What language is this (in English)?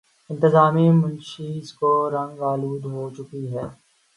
Urdu